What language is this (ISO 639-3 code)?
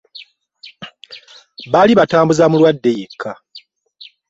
lug